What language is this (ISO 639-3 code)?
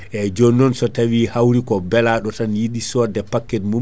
ful